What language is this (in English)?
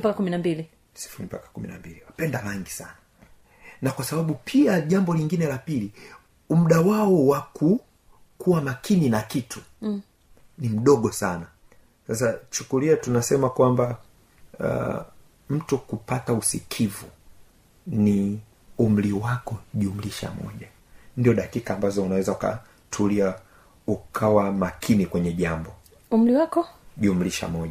Swahili